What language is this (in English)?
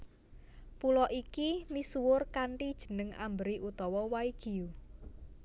Javanese